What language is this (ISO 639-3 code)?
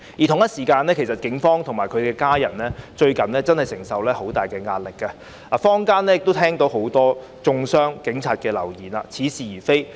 yue